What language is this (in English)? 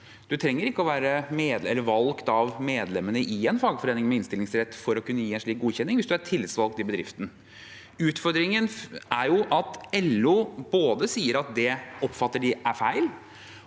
Norwegian